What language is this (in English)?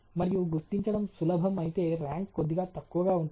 Telugu